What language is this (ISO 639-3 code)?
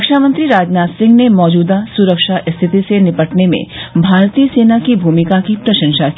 hin